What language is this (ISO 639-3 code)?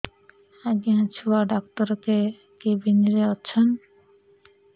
ori